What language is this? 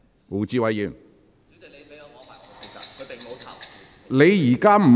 Cantonese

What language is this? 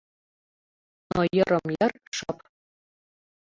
Mari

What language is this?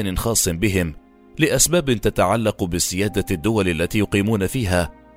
Arabic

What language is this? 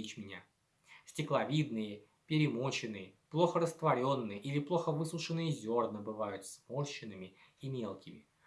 Russian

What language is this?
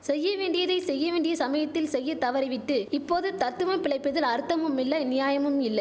Tamil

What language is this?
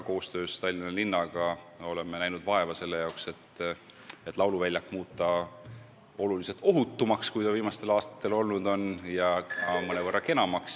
Estonian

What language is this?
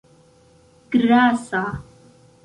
Esperanto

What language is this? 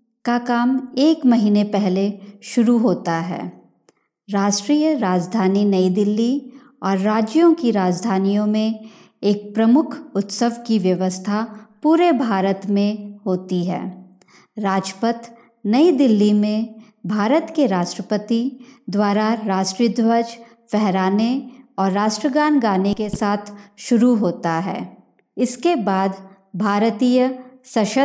Hindi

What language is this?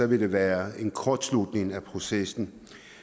Danish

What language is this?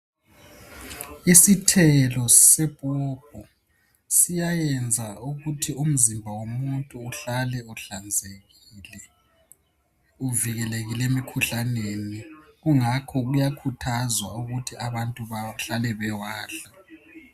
North Ndebele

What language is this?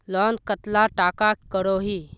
Magahi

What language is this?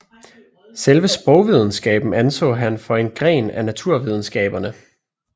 Danish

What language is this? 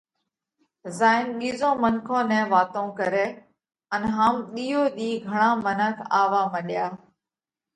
Parkari Koli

